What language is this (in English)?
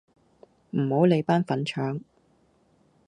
Cantonese